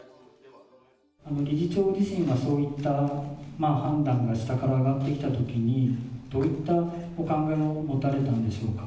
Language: Japanese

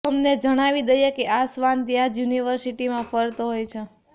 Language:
Gujarati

